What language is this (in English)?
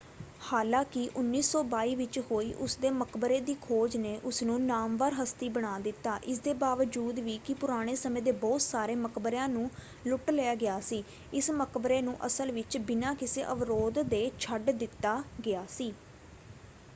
Punjabi